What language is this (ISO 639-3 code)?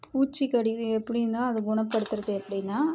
tam